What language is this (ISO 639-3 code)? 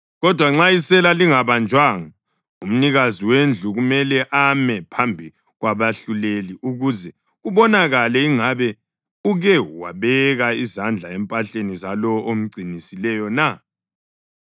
nde